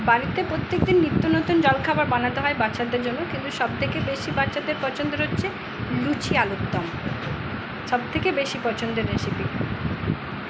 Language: Bangla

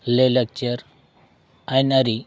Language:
Santali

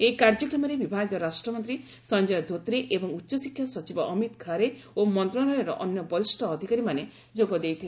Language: Odia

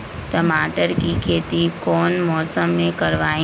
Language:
Magahi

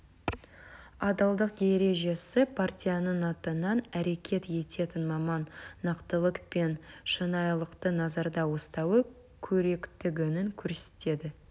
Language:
Kazakh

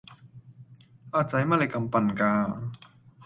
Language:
Cantonese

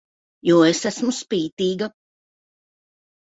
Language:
Latvian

